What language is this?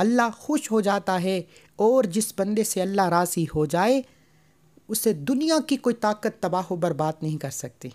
Hindi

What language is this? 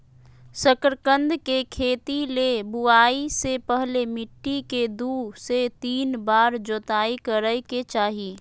Magahi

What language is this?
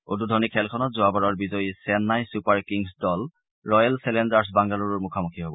Assamese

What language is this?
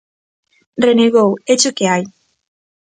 Galician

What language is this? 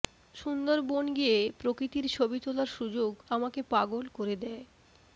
Bangla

